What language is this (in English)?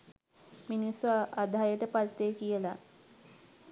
Sinhala